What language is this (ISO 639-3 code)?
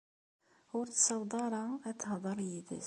kab